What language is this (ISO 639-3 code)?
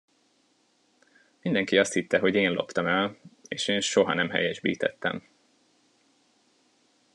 hun